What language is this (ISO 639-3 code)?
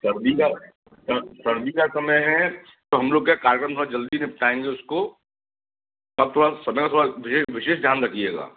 hin